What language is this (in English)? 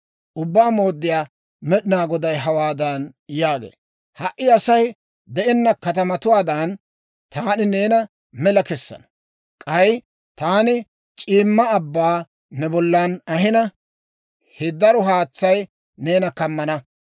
Dawro